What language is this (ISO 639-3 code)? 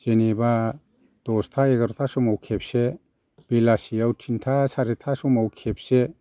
brx